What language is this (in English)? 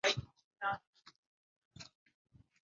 Swahili